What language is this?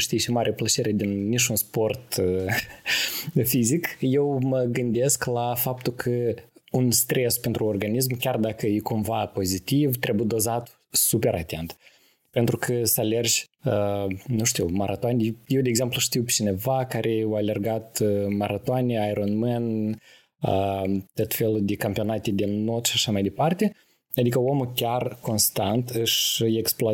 Romanian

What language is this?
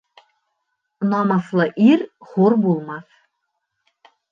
Bashkir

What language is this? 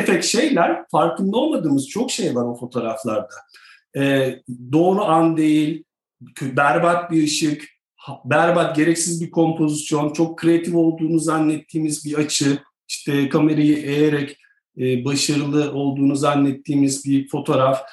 Turkish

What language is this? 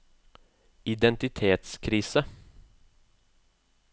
Norwegian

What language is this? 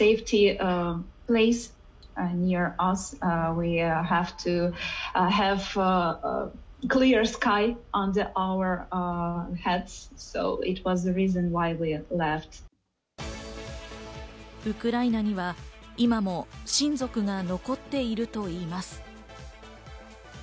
Japanese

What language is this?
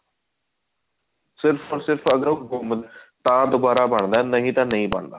Punjabi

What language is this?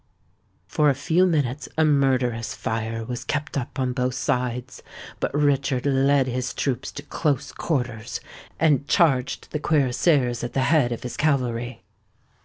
English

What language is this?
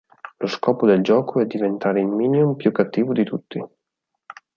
Italian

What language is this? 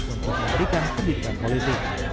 Indonesian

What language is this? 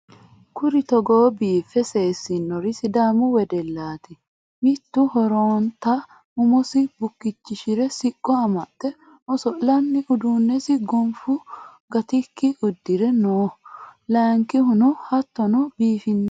Sidamo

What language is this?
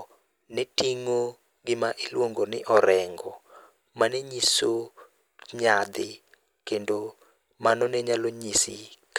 Luo (Kenya and Tanzania)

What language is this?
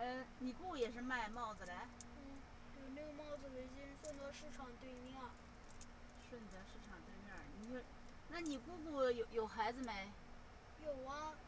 Chinese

